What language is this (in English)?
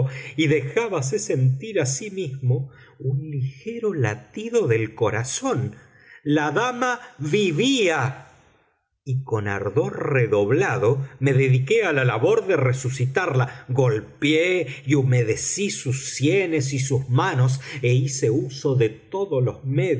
Spanish